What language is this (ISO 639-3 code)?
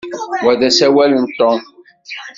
kab